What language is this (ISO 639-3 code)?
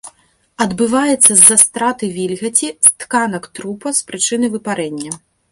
bel